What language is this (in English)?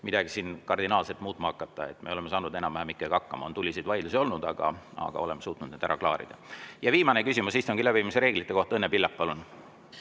Estonian